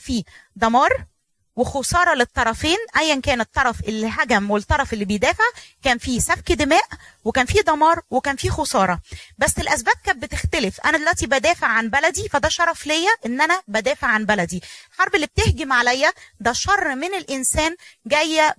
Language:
Arabic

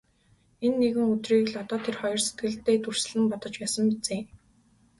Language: Mongolian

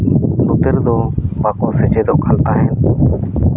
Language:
Santali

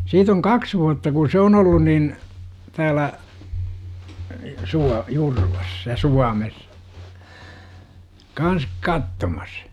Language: Finnish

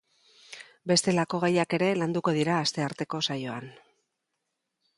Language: Basque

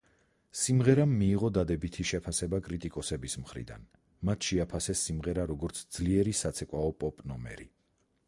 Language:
Georgian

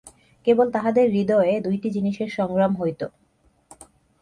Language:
Bangla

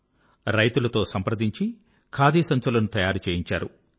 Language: Telugu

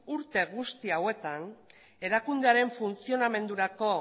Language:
Basque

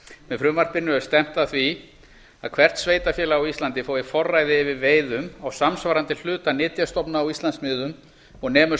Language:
Icelandic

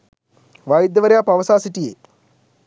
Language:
Sinhala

